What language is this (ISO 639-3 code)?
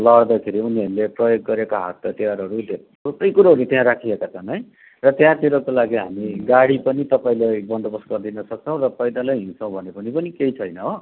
nep